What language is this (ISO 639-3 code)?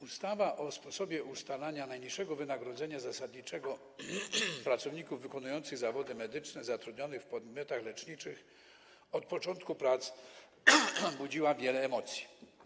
pol